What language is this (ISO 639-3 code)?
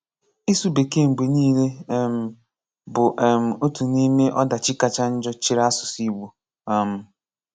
ibo